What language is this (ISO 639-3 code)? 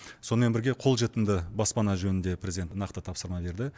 kaz